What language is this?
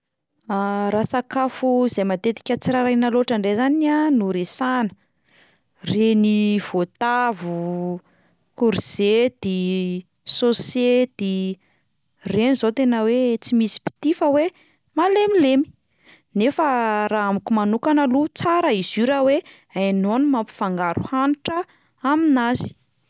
Malagasy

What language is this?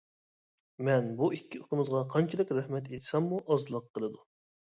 Uyghur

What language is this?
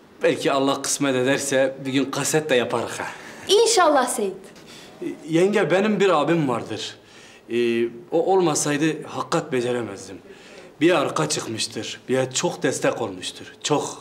Turkish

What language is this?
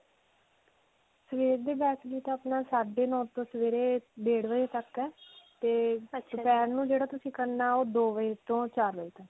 Punjabi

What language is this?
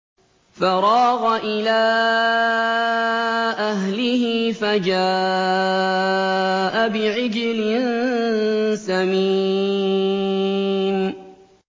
Arabic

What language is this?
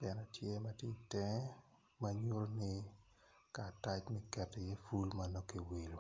Acoli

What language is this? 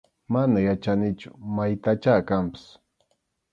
Arequipa-La Unión Quechua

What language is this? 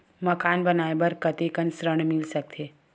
Chhattisgarhi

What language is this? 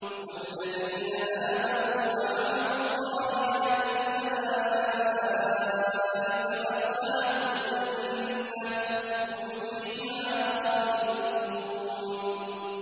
Arabic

